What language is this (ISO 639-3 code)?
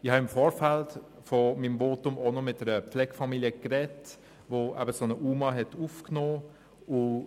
gsw